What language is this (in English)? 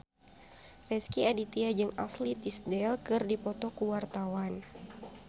Sundanese